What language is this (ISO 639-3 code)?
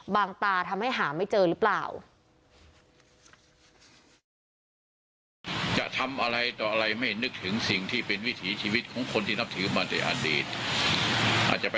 tha